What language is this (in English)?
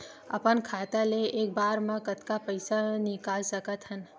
Chhattisgarhi